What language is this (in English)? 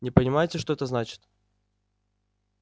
Russian